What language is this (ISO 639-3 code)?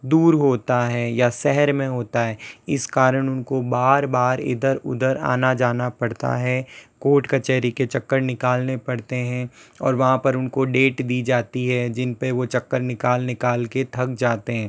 hin